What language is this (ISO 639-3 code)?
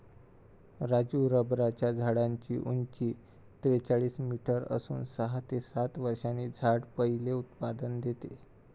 mar